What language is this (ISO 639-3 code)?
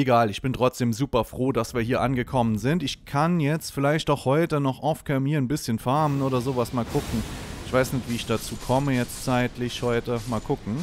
deu